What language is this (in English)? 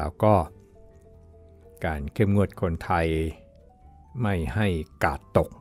Thai